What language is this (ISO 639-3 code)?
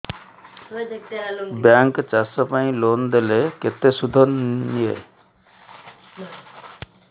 ori